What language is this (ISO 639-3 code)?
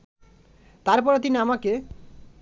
ben